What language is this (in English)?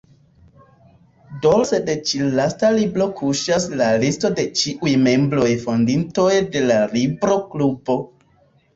Esperanto